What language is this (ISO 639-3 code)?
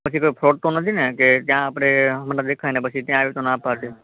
guj